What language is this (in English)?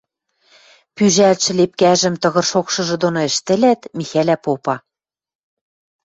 Western Mari